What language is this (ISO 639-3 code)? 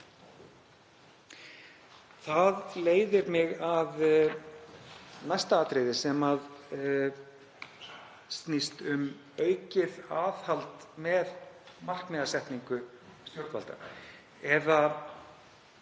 isl